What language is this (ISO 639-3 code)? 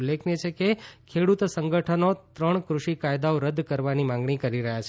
guj